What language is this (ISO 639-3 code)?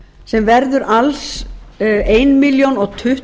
isl